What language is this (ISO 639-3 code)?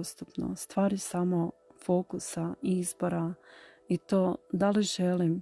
hrv